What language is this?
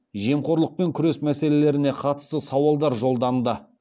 Kazakh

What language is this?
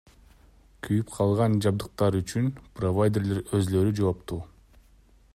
Kyrgyz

